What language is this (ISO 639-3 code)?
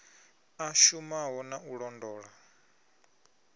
ven